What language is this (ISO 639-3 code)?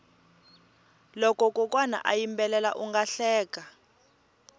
tso